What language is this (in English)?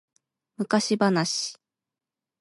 Japanese